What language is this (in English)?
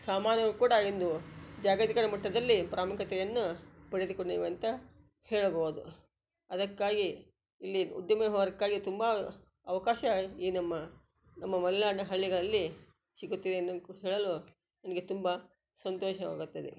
Kannada